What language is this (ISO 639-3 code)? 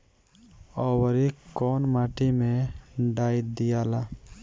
bho